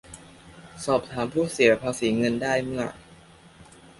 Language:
Thai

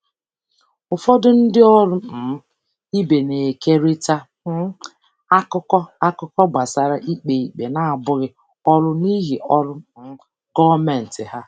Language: Igbo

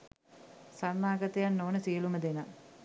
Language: Sinhala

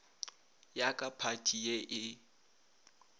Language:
Northern Sotho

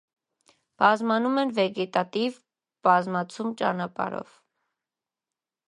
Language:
Armenian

